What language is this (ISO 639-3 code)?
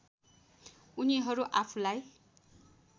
nep